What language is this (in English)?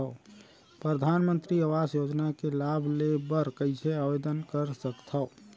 Chhattisgarhi